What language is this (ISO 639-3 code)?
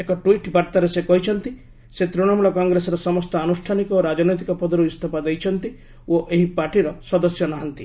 ori